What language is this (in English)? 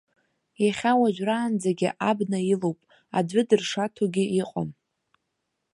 Abkhazian